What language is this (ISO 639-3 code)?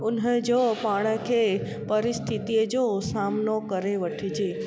snd